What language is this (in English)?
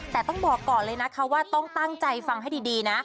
Thai